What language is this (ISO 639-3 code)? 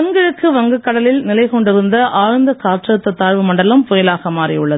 tam